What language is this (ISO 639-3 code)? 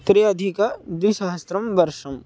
san